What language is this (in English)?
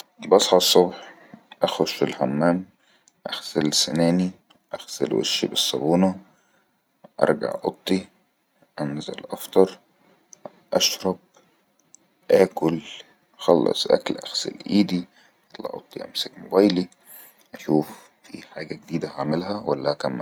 Egyptian Arabic